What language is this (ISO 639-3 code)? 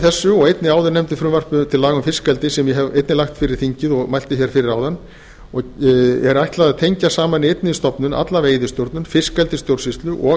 isl